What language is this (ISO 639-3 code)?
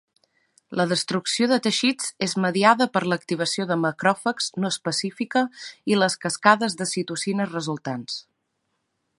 cat